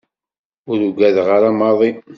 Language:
Kabyle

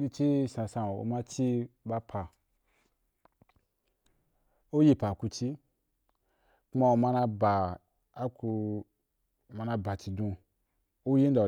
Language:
Wapan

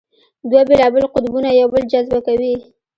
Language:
Pashto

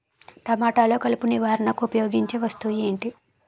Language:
Telugu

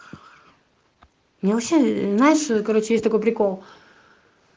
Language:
Russian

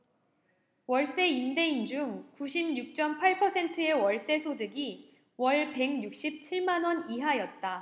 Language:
Korean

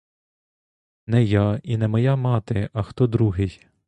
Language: Ukrainian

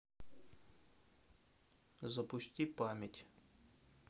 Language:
Russian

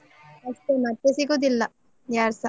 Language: Kannada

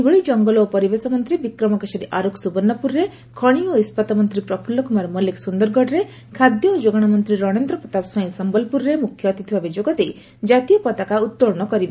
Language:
Odia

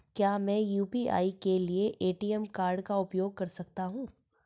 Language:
Hindi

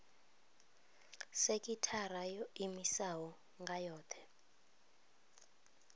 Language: Venda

